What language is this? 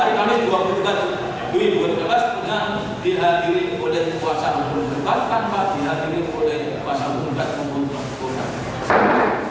Indonesian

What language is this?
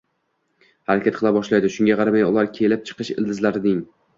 Uzbek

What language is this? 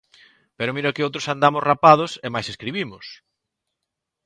Galician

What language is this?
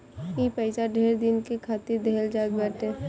Bhojpuri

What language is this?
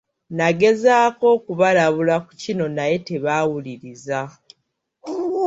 Ganda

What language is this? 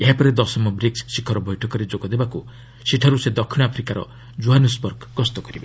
Odia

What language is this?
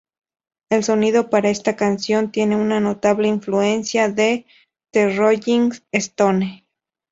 Spanish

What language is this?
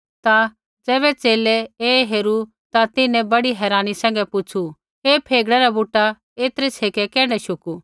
Kullu Pahari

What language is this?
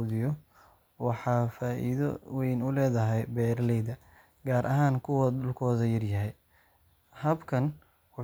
Somali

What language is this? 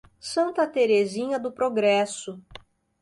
Portuguese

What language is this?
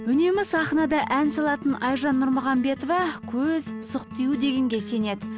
Kazakh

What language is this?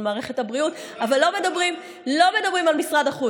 Hebrew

